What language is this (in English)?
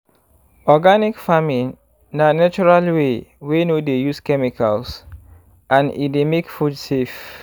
Nigerian Pidgin